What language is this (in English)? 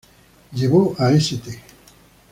Spanish